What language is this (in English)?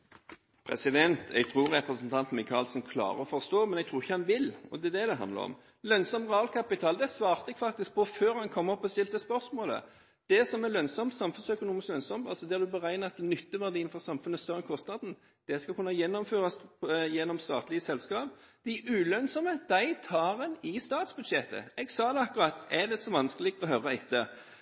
Norwegian Bokmål